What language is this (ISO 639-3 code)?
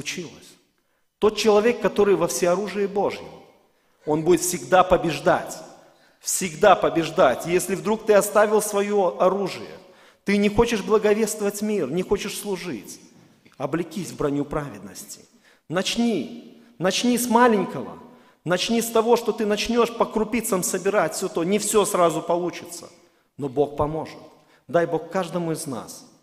rus